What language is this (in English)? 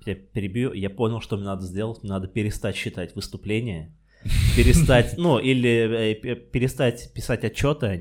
Russian